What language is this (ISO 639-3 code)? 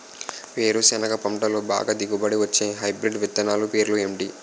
tel